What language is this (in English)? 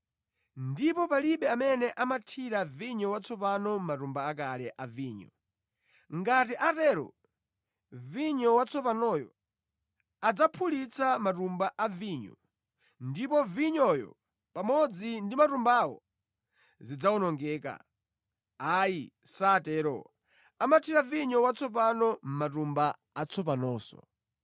Nyanja